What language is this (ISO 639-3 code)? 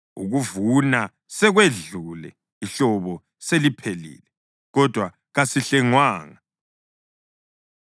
nde